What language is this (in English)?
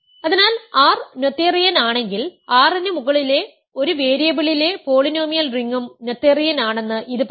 Malayalam